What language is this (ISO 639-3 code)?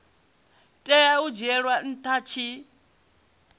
ven